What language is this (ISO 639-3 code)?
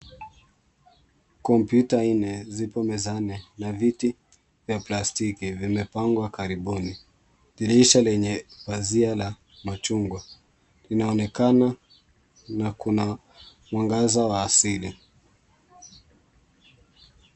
swa